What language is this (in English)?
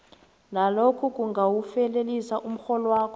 South Ndebele